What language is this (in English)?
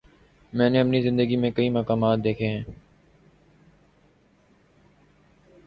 Urdu